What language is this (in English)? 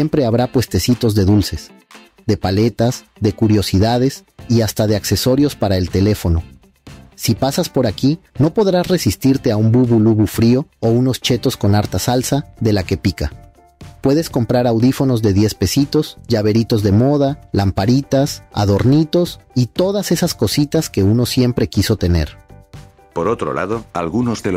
Spanish